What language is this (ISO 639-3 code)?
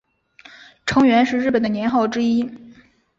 zho